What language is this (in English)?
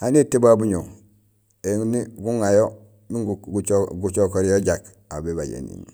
Gusilay